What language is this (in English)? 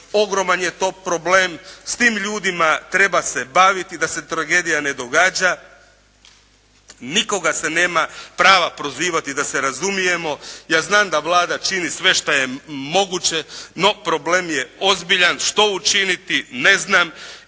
Croatian